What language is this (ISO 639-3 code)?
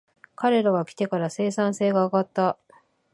jpn